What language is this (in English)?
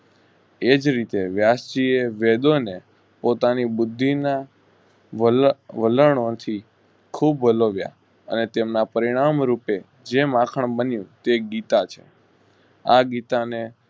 Gujarati